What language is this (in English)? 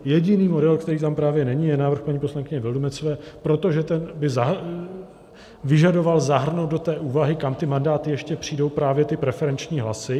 Czech